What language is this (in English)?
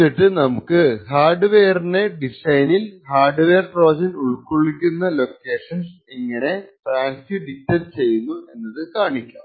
Malayalam